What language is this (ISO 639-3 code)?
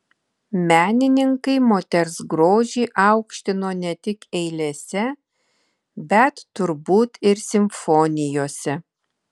lit